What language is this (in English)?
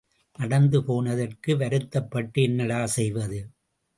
Tamil